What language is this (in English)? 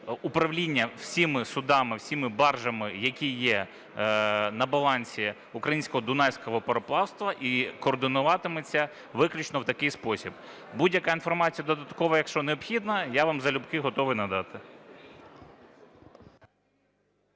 Ukrainian